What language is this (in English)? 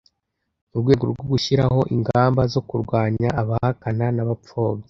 Kinyarwanda